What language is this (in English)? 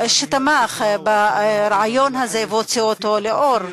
Hebrew